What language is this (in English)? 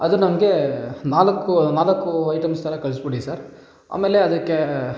Kannada